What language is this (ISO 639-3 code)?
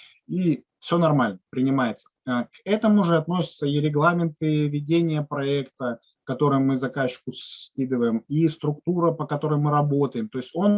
rus